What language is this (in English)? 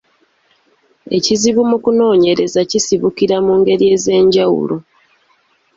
Ganda